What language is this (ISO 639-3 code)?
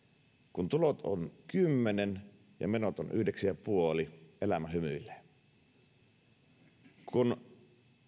fin